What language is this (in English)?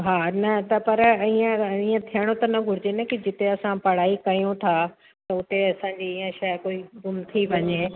Sindhi